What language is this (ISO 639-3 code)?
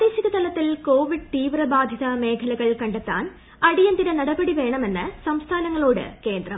mal